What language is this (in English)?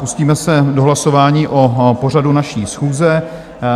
Czech